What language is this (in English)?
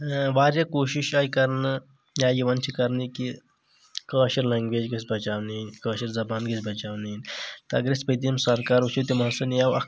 Kashmiri